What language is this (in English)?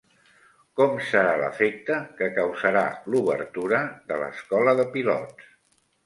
Catalan